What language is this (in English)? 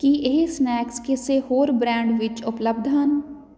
Punjabi